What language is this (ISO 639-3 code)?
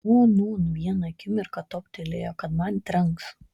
lit